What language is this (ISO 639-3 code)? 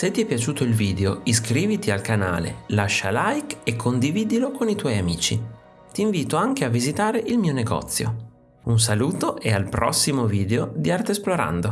ita